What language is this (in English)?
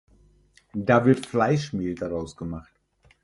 German